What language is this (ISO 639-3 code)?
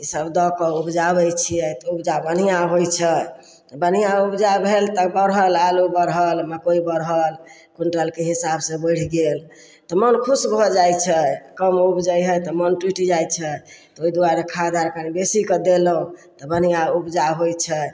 mai